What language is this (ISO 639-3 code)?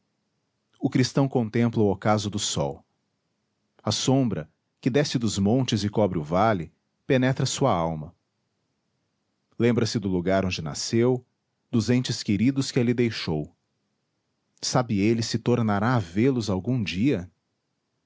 por